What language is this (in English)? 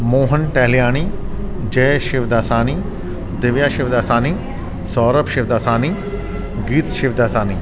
Sindhi